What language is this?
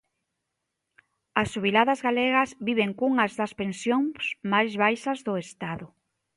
Galician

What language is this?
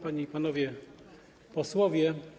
Polish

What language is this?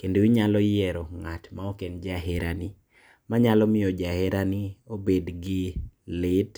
Luo (Kenya and Tanzania)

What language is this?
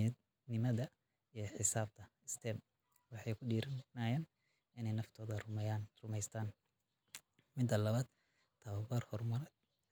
Somali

